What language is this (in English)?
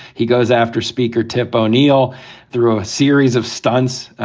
English